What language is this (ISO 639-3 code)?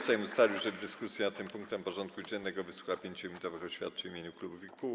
pol